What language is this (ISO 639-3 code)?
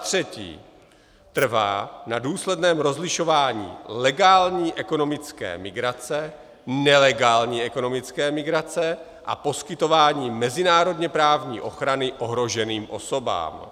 ces